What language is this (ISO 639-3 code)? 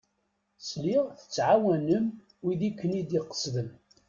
kab